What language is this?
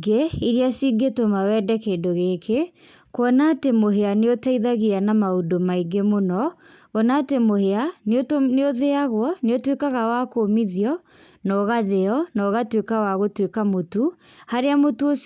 Kikuyu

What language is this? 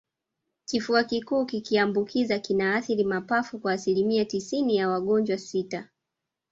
Swahili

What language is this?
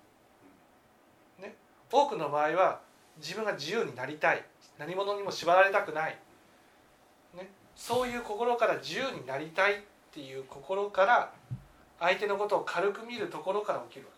Japanese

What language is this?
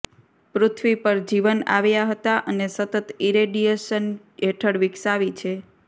Gujarati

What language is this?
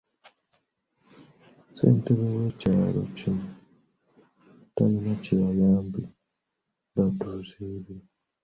Ganda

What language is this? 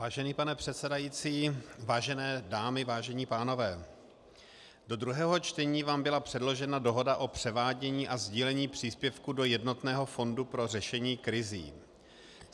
Czech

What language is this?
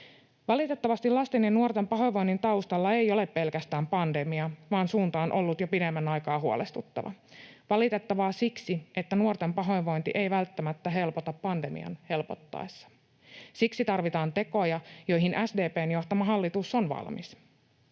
Finnish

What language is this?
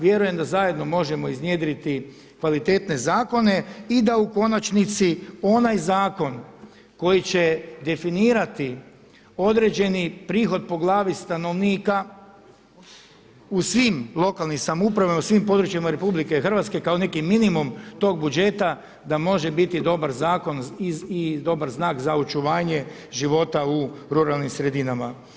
Croatian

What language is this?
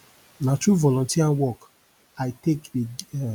Nigerian Pidgin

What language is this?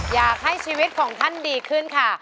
Thai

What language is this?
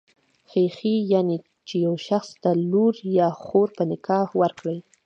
Pashto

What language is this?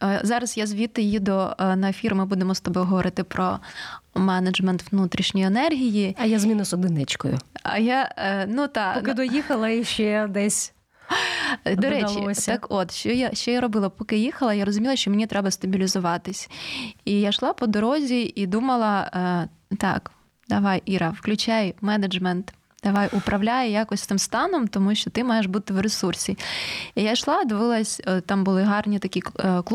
Ukrainian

